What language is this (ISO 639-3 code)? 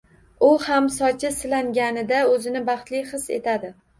uzb